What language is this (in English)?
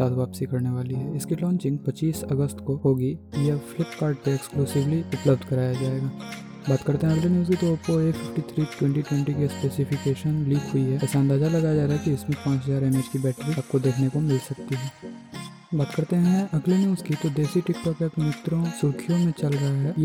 Hindi